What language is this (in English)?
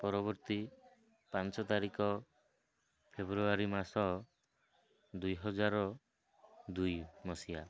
Odia